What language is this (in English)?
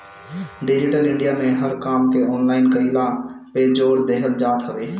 Bhojpuri